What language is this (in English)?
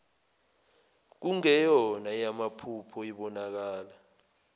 Zulu